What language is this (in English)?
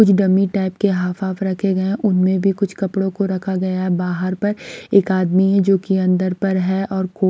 Hindi